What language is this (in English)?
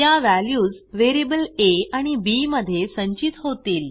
Marathi